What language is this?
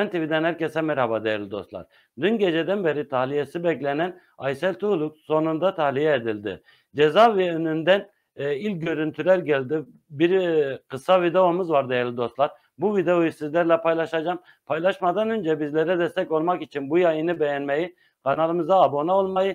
Turkish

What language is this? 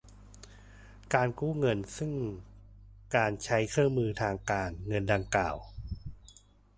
Thai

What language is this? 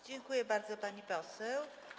Polish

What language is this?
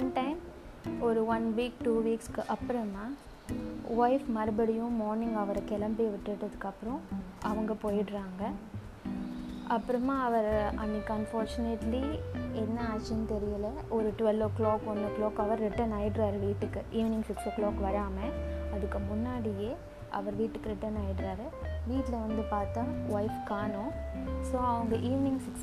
Tamil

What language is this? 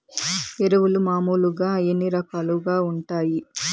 Telugu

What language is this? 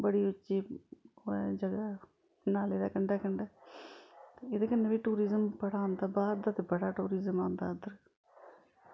Dogri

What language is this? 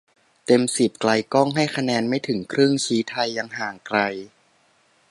Thai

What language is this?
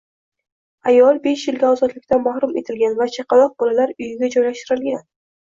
Uzbek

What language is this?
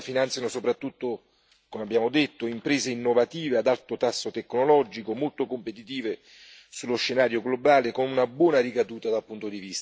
Italian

